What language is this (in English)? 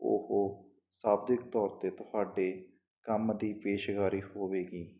Punjabi